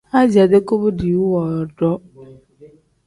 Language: Tem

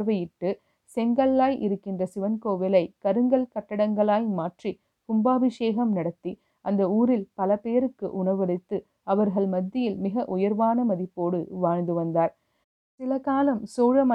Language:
Tamil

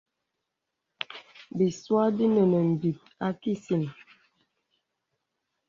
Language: Bebele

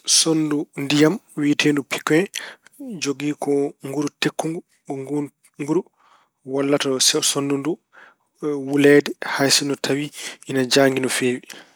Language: Fula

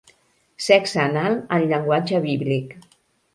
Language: Catalan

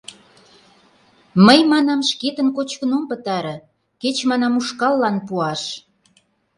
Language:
Mari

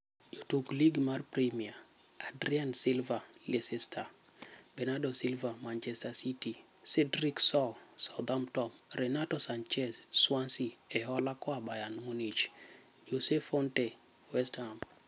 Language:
Luo (Kenya and Tanzania)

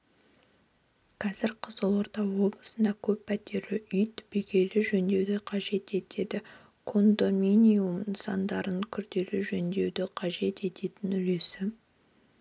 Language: Kazakh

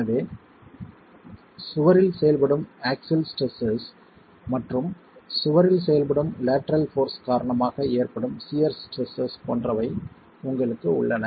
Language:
Tamil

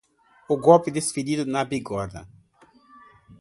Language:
Portuguese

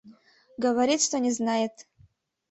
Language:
Mari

